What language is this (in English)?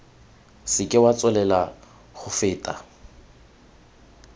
Tswana